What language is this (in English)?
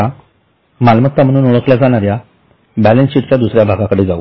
Marathi